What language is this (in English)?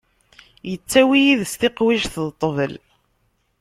Kabyle